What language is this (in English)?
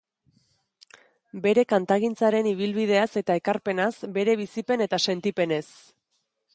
Basque